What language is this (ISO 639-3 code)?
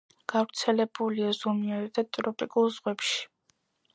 kat